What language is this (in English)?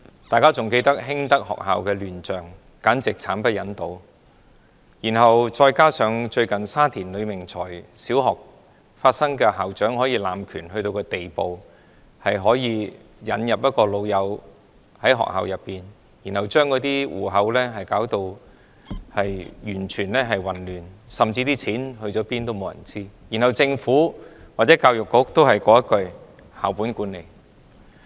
Cantonese